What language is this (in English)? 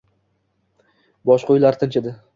Uzbek